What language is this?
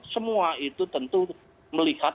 Indonesian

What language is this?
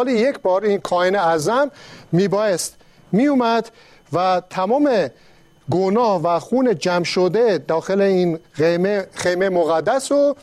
Persian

